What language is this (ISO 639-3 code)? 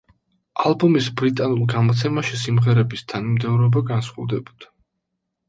kat